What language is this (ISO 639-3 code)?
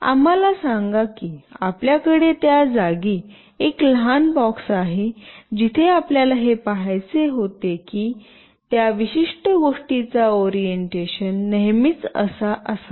mar